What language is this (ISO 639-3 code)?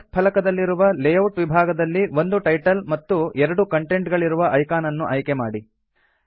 kan